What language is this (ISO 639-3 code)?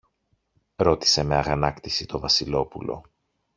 ell